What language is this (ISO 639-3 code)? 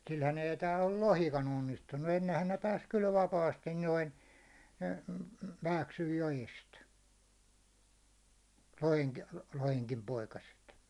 fin